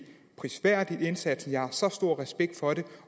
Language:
Danish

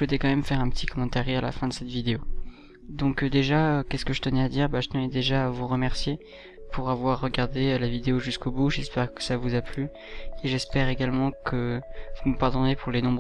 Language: French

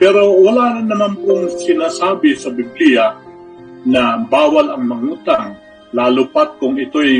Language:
Filipino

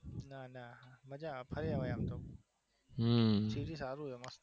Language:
Gujarati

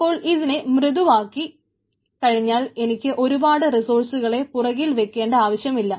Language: Malayalam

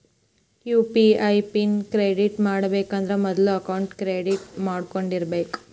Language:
Kannada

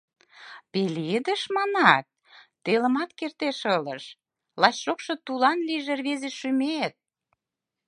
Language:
Mari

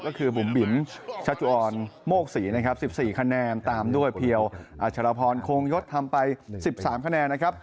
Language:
Thai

